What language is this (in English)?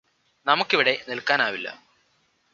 Malayalam